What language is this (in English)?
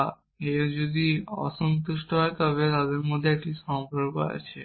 Bangla